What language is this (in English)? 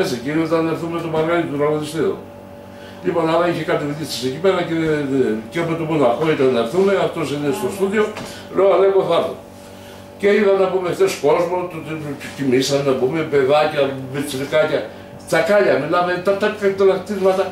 Greek